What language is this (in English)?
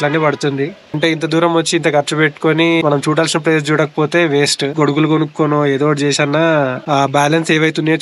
Telugu